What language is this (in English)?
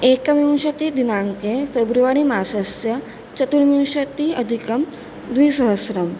Sanskrit